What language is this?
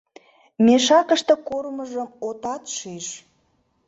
Mari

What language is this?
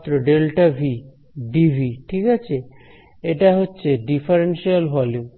Bangla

